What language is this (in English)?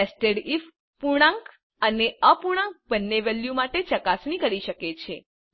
Gujarati